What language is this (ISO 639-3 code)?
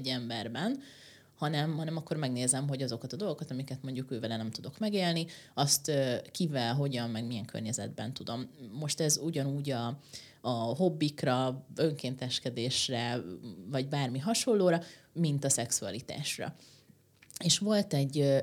hun